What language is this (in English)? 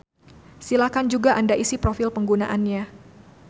Sundanese